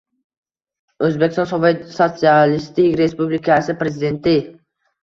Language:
Uzbek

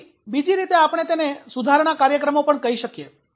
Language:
Gujarati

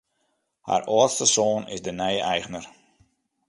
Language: Western Frisian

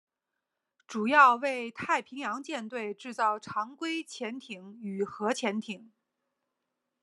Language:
Chinese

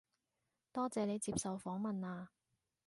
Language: Cantonese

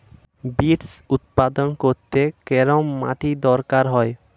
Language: Bangla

